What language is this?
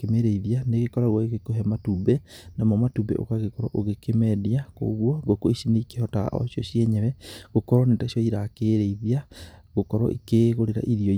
Kikuyu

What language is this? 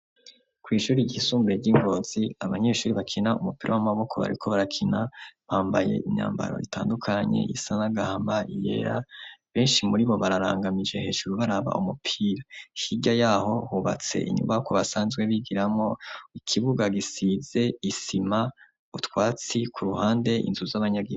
Rundi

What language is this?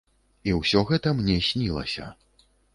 Belarusian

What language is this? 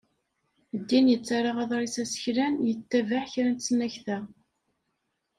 Kabyle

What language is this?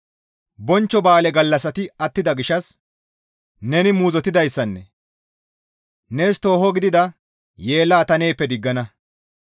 Gamo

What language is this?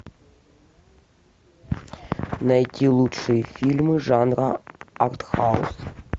Russian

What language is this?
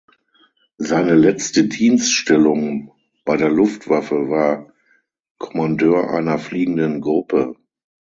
German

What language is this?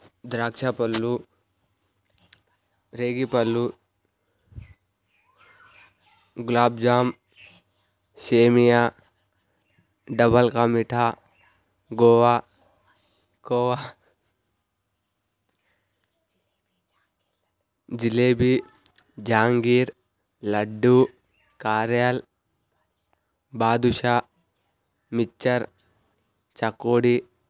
Telugu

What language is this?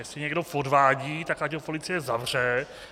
Czech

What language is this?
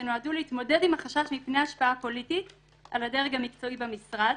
Hebrew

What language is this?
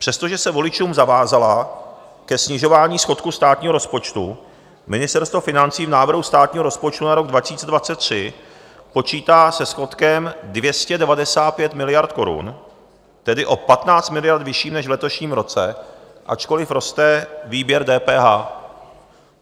Czech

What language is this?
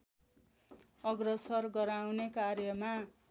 Nepali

